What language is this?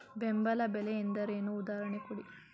Kannada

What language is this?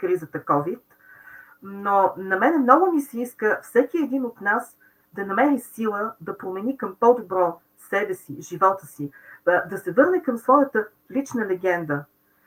Bulgarian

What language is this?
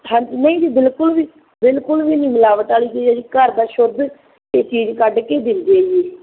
Punjabi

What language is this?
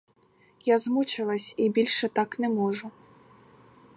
Ukrainian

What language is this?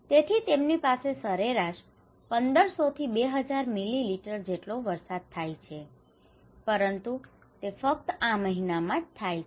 Gujarati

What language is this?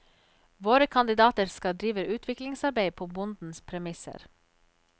Norwegian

